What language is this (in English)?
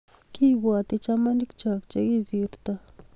Kalenjin